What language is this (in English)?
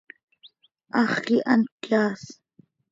Seri